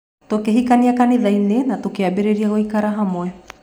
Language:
Kikuyu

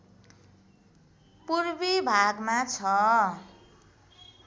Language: Nepali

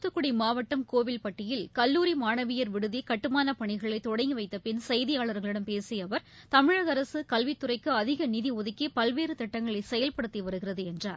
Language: Tamil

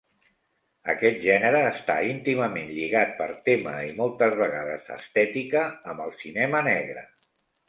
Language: Catalan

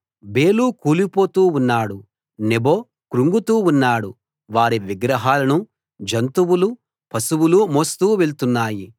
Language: Telugu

